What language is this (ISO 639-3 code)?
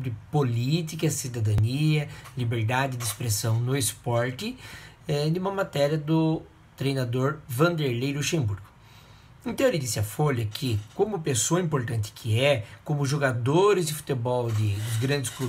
por